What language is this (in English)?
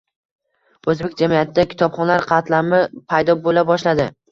Uzbek